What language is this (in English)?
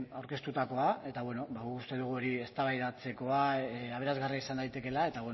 Basque